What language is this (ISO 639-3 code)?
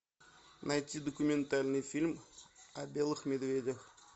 rus